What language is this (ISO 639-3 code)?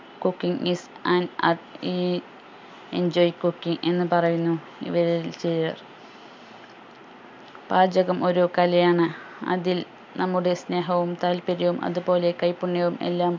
mal